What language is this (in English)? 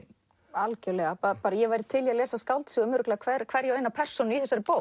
Icelandic